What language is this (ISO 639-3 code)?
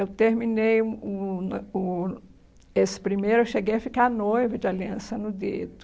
por